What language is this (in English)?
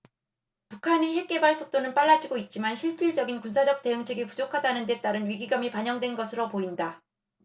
Korean